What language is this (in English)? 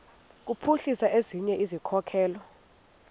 Xhosa